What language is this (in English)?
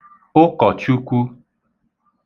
Igbo